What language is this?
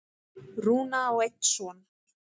Icelandic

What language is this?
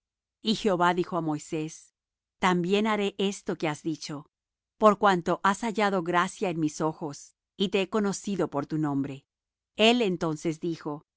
Spanish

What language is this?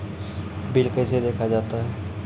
Maithili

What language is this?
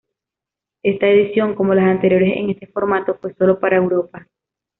Spanish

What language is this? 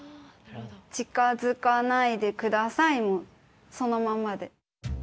Japanese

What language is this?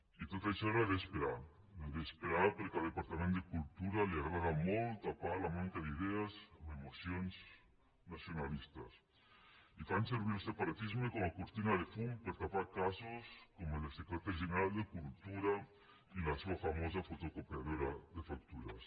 Catalan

